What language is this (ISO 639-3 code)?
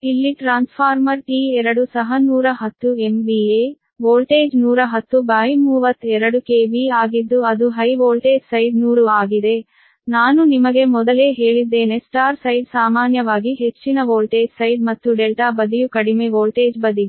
kan